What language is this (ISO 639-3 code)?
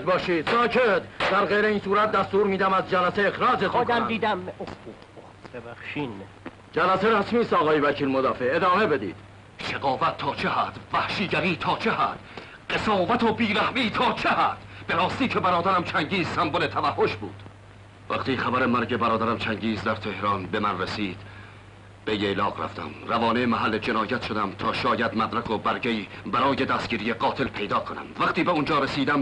fas